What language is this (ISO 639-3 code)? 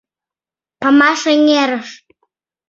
chm